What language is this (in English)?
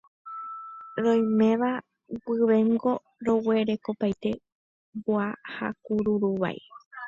Guarani